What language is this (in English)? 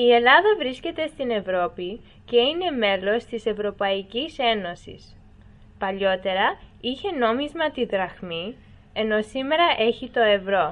Greek